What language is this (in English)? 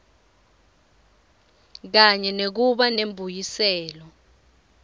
Swati